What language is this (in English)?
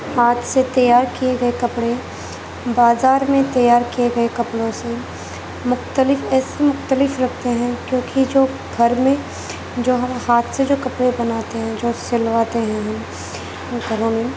Urdu